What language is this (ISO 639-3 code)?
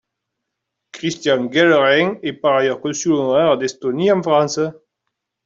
fra